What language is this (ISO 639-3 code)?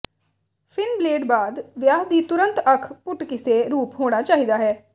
pan